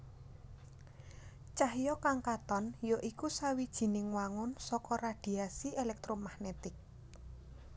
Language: Javanese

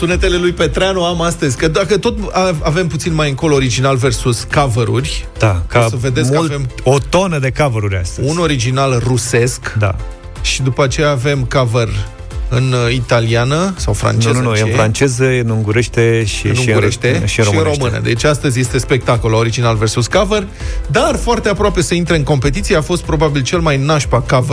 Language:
Romanian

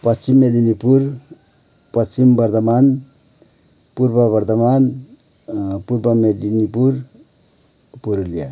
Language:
Nepali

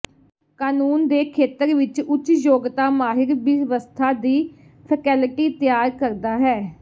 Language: Punjabi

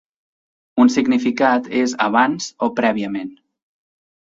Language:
Catalan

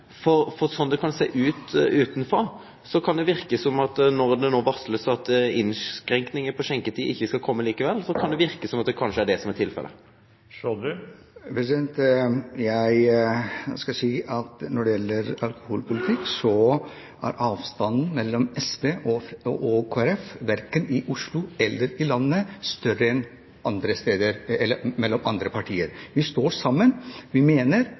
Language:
Norwegian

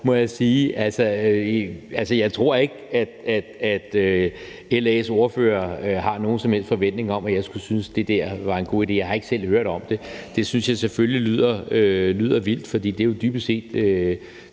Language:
Danish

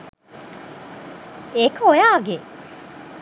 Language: Sinhala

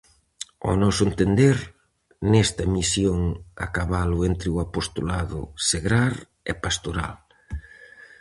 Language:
Galician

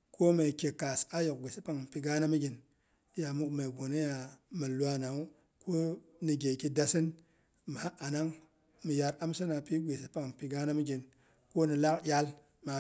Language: Boghom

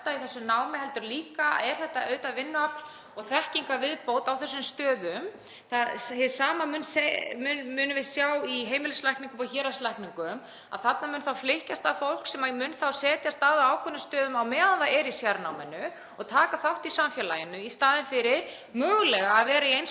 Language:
Icelandic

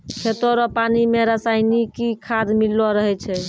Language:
Maithili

